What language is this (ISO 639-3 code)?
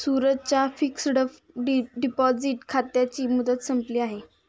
mar